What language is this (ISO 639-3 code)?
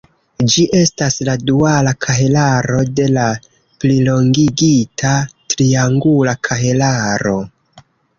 epo